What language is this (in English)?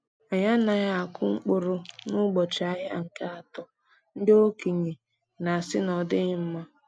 Igbo